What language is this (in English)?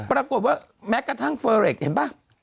Thai